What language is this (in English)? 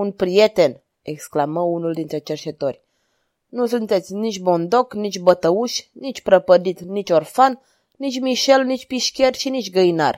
Romanian